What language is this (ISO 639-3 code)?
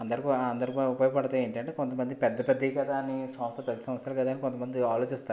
tel